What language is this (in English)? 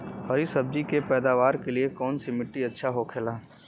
Bhojpuri